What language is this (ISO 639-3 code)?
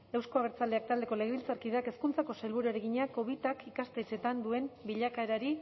eus